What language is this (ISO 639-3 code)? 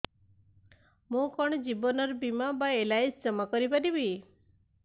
ori